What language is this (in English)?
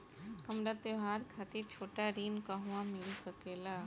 Bhojpuri